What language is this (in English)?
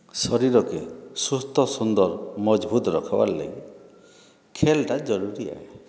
Odia